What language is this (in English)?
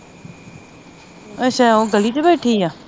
Punjabi